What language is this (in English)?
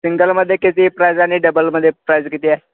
Marathi